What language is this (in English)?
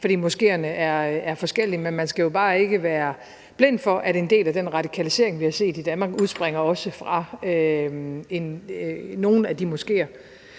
Danish